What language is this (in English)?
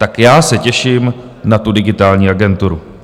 Czech